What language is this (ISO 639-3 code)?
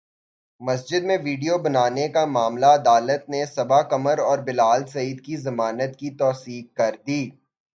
urd